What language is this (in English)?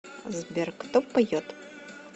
Russian